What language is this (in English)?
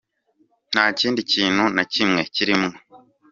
Kinyarwanda